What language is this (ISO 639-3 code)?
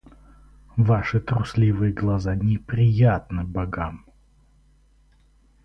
rus